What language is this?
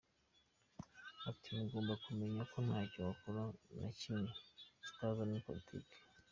Kinyarwanda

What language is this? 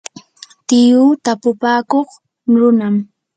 Yanahuanca Pasco Quechua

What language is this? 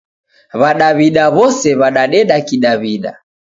Taita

